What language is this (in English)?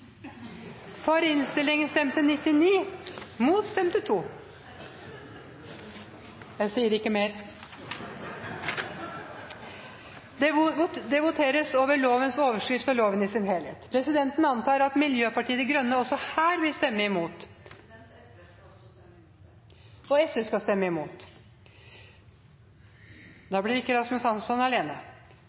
Norwegian